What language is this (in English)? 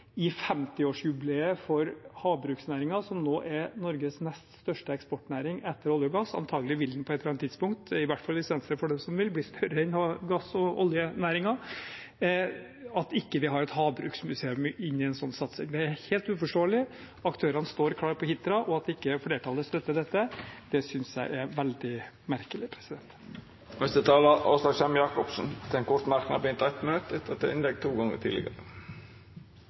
Norwegian